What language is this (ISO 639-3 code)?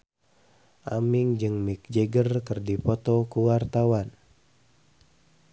sun